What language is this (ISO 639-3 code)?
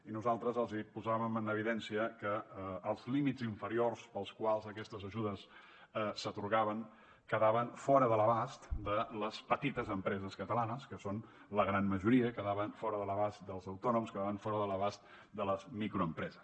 cat